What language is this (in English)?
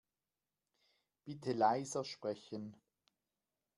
German